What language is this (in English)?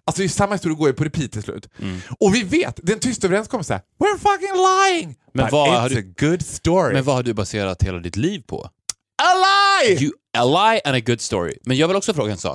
Swedish